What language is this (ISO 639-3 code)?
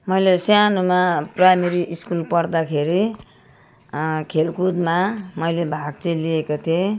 nep